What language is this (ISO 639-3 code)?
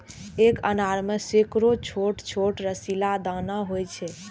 mai